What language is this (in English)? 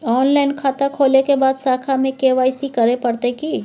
Maithili